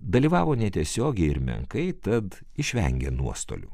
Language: Lithuanian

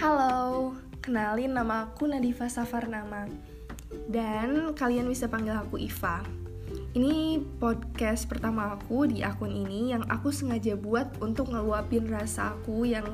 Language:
Indonesian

